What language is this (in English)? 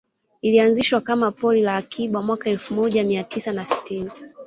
Swahili